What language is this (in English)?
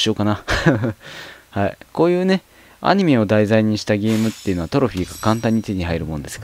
Japanese